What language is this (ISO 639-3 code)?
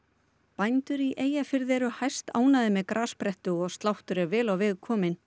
isl